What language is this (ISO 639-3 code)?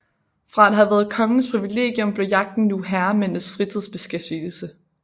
dan